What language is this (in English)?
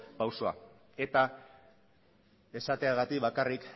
Basque